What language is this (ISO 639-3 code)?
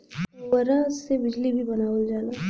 bho